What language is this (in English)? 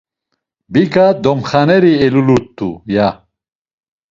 Laz